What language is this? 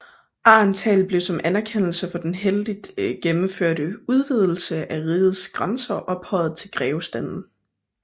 Danish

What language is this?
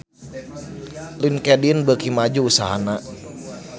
Sundanese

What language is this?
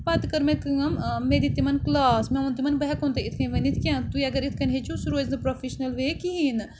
Kashmiri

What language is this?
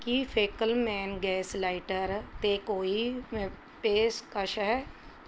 Punjabi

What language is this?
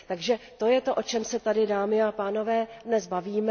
Czech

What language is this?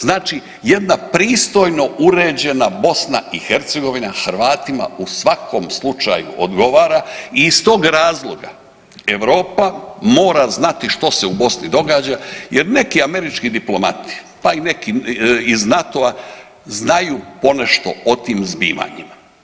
Croatian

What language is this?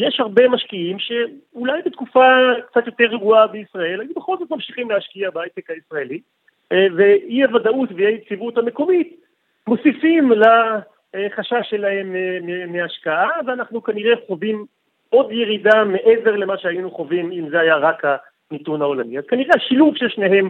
Hebrew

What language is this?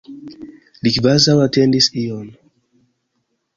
Esperanto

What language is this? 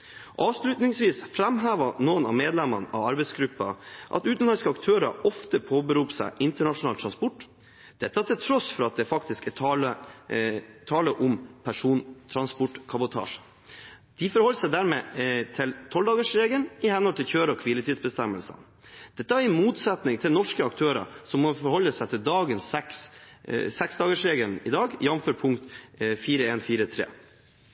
Norwegian Bokmål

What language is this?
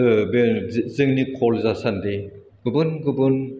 Bodo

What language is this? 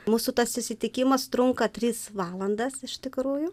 Lithuanian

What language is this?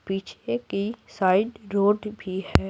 Hindi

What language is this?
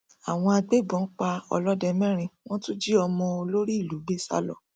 Yoruba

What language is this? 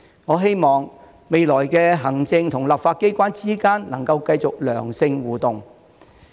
Cantonese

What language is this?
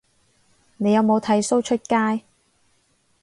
Cantonese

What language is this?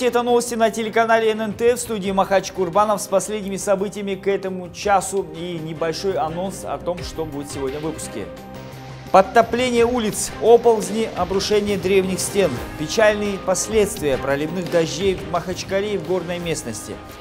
Russian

